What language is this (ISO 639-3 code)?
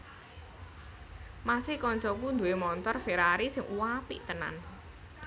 jav